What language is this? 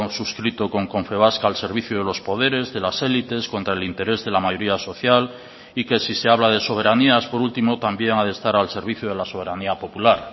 Spanish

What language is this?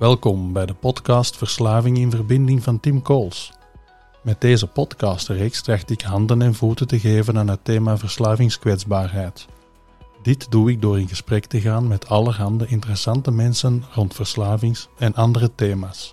Dutch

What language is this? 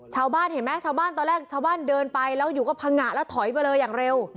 Thai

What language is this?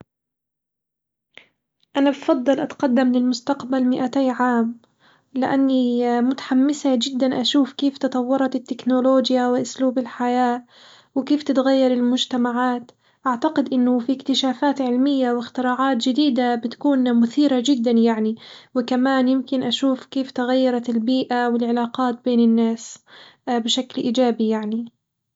Hijazi Arabic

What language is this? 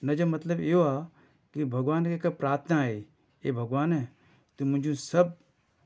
Sindhi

